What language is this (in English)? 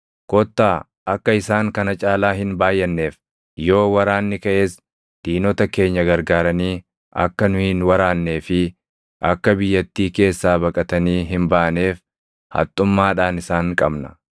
Oromo